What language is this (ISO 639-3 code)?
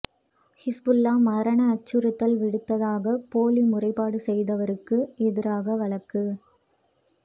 tam